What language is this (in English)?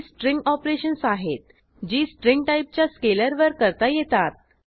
Marathi